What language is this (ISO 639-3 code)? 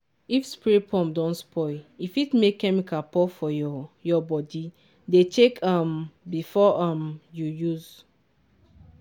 pcm